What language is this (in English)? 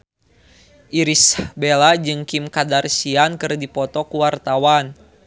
Sundanese